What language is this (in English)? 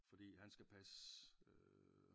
Danish